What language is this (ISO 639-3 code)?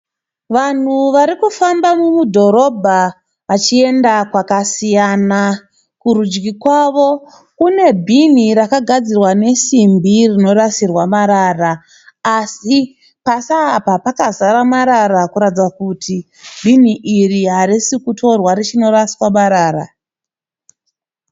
sna